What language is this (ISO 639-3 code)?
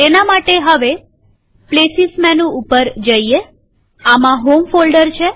guj